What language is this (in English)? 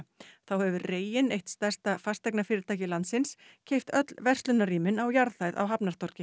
Icelandic